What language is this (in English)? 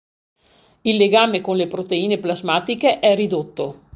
Italian